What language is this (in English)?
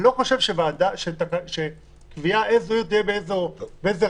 Hebrew